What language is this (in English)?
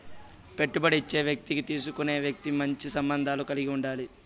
Telugu